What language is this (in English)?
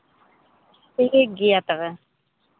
Santali